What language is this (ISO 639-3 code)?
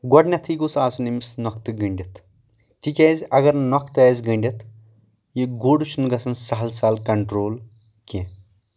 kas